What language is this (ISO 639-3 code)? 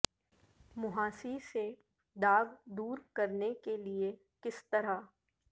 urd